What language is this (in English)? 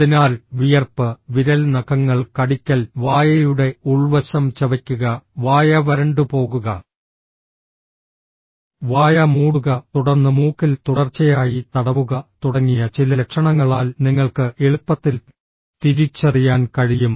Malayalam